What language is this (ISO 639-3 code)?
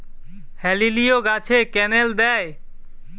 ben